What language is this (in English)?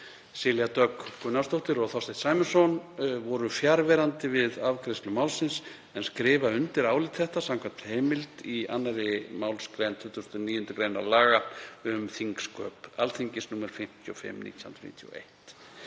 Icelandic